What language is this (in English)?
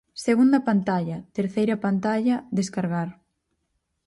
Galician